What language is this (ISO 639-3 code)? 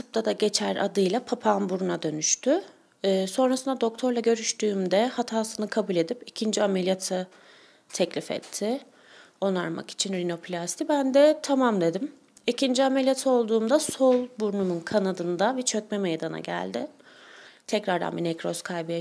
tur